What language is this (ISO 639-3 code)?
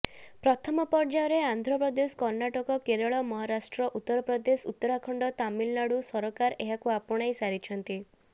ori